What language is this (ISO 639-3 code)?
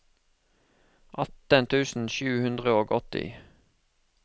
nor